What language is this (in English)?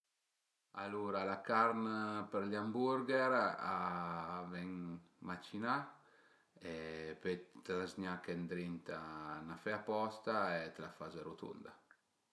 Piedmontese